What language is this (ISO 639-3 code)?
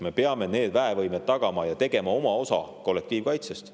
est